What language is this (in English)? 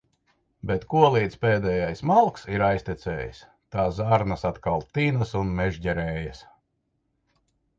Latvian